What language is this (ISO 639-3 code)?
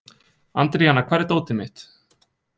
isl